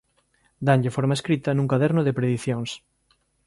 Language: Galician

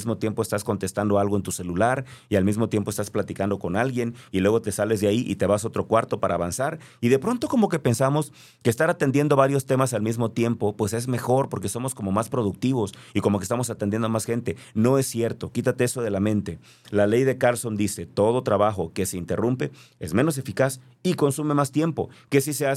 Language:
Spanish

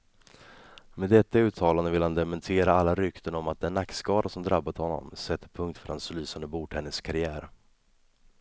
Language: Swedish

